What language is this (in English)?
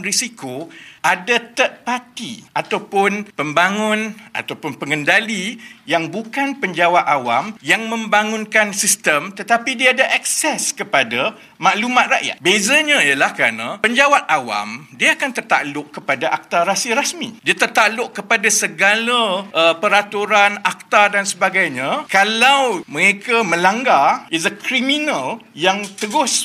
Malay